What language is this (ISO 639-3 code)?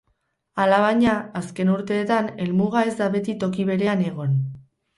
eus